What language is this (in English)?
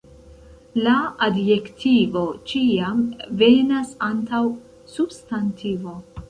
Esperanto